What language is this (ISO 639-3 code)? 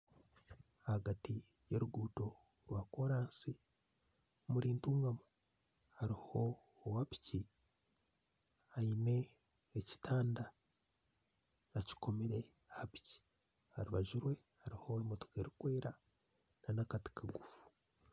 nyn